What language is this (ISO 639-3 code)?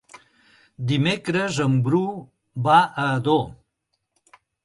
cat